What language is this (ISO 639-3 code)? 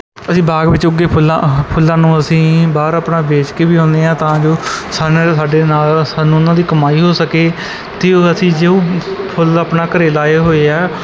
pan